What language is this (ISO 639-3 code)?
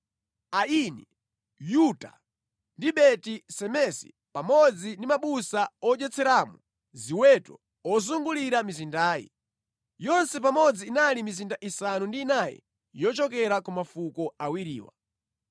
nya